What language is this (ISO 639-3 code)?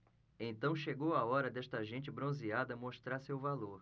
por